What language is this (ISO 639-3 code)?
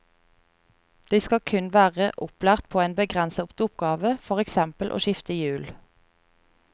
nor